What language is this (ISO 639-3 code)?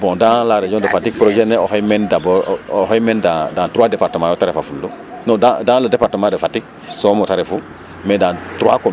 srr